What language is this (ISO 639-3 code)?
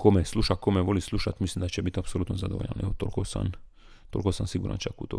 hrv